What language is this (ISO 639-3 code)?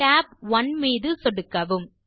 tam